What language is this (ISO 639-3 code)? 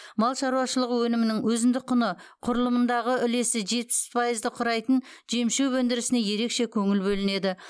kaz